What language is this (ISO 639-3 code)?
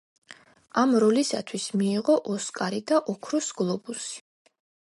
kat